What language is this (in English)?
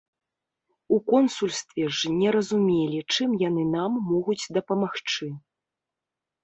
Belarusian